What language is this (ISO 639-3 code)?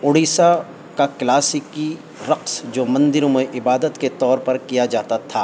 urd